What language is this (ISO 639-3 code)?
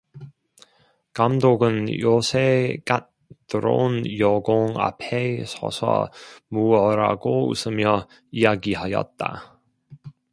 kor